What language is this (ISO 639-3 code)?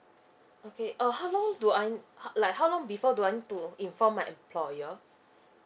eng